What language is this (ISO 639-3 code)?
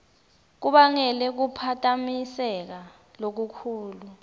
ssw